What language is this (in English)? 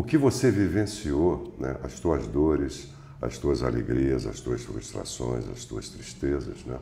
Portuguese